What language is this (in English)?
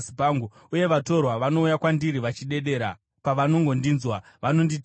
Shona